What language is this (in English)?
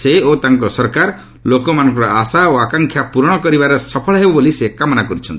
Odia